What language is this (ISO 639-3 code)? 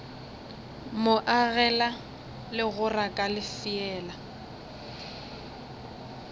nso